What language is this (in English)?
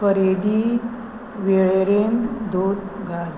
Konkani